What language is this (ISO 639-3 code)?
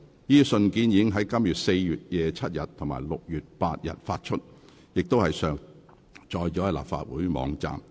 yue